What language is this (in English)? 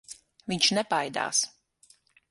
Latvian